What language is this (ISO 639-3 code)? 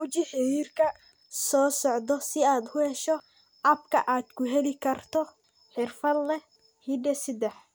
som